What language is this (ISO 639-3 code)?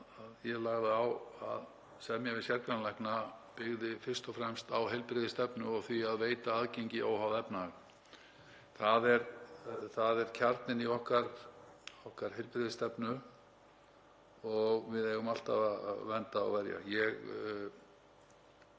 isl